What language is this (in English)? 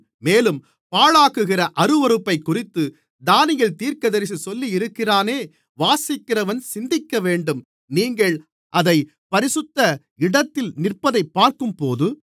Tamil